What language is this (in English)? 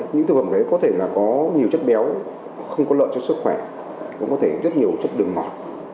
Vietnamese